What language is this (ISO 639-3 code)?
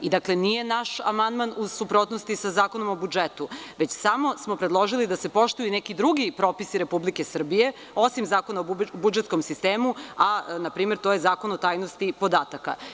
srp